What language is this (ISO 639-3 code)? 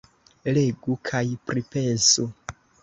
epo